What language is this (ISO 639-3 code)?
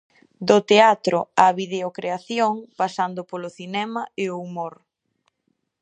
glg